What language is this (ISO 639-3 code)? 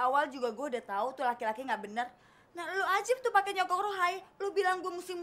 ind